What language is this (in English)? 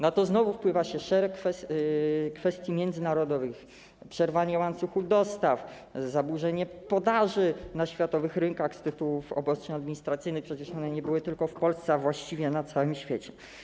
Polish